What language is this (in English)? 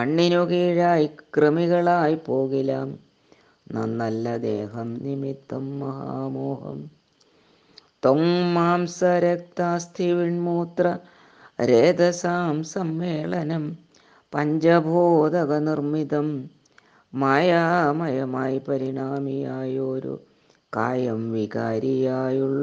Malayalam